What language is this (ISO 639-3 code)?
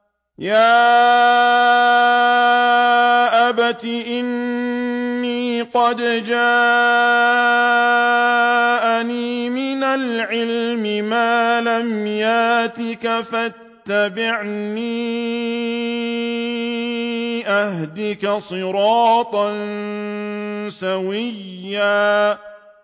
ara